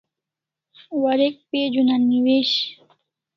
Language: Kalasha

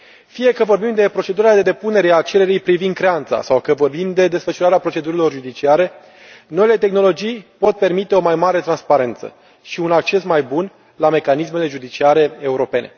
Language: Romanian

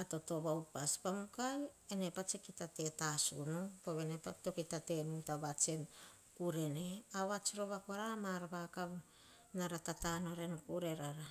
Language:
Hahon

